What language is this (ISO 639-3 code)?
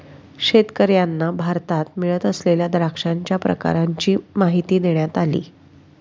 mar